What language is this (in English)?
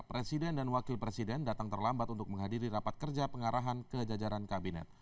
Indonesian